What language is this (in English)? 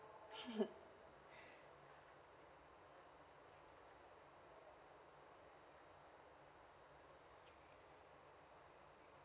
English